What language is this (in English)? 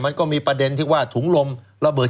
Thai